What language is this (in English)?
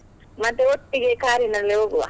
Kannada